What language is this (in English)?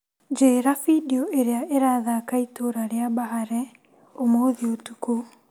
Kikuyu